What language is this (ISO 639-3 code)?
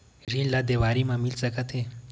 hne